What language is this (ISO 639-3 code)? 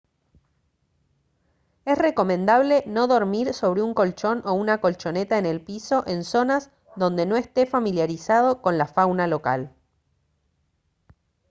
spa